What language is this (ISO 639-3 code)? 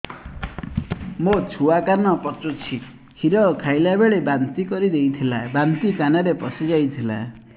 ori